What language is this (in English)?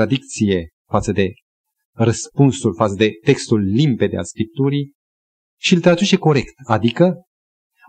Romanian